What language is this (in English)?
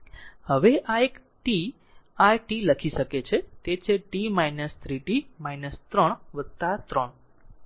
Gujarati